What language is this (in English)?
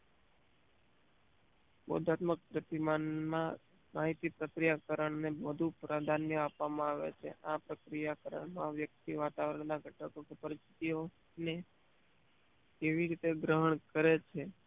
Gujarati